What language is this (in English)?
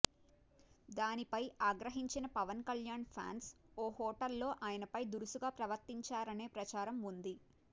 Telugu